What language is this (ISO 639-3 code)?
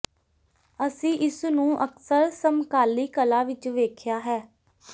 pan